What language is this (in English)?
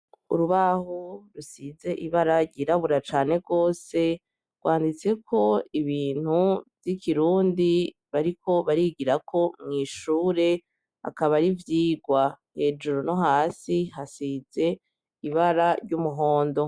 Rundi